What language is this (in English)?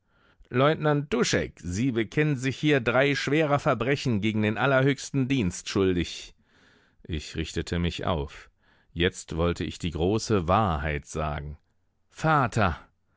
German